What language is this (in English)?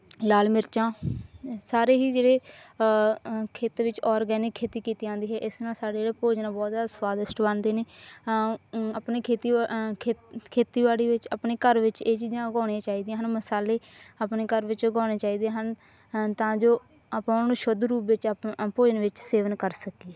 Punjabi